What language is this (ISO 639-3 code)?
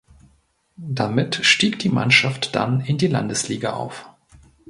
deu